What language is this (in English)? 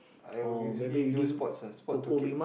English